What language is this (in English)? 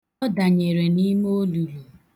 Igbo